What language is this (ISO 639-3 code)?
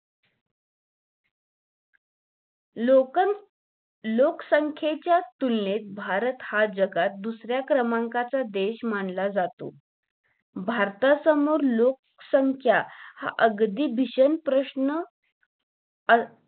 mar